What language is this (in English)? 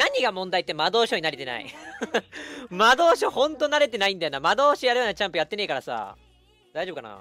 Japanese